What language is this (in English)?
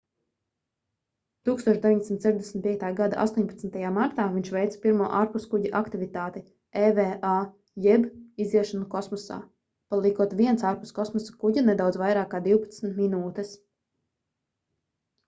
Latvian